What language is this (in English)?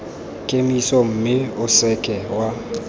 Tswana